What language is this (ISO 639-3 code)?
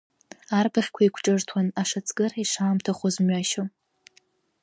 abk